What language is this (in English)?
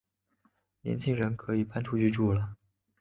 Chinese